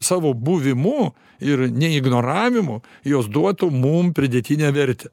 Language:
Lithuanian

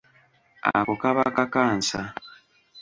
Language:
Ganda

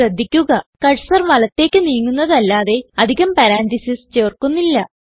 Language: Malayalam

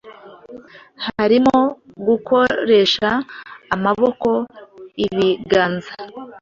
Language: Kinyarwanda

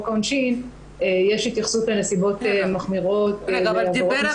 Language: Hebrew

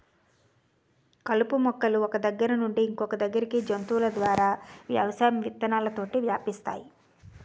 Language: Telugu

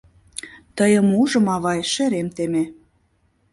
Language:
Mari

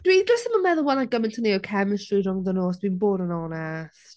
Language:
Welsh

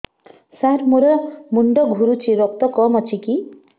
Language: Odia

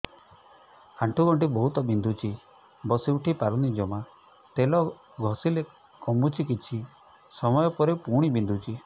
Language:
Odia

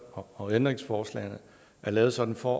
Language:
Danish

